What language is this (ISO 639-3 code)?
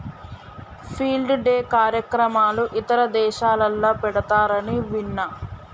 tel